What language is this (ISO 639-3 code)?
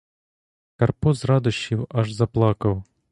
ukr